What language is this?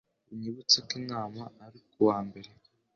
Kinyarwanda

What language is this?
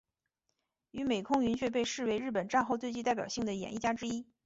Chinese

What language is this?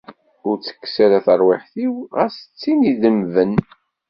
Kabyle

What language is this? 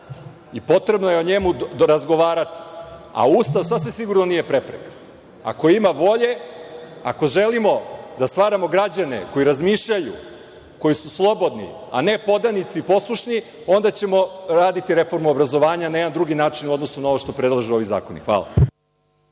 Serbian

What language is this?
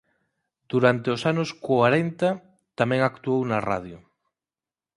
Galician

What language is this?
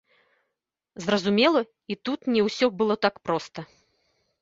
Belarusian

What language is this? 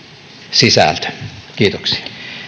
Finnish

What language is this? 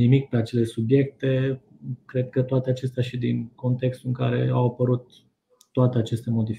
Romanian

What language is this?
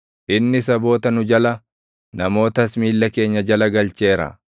Oromo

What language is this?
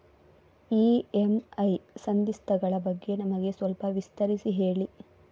Kannada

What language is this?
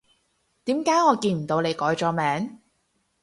Cantonese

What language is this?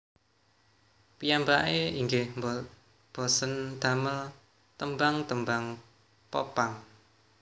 Javanese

